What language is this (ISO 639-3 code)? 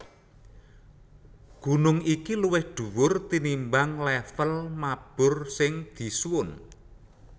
jav